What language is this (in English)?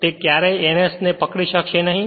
Gujarati